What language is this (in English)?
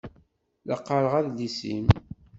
Kabyle